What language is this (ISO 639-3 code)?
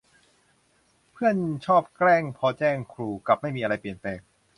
tha